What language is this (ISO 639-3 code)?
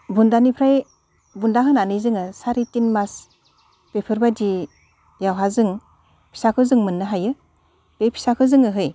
brx